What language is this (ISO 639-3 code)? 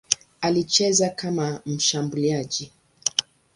swa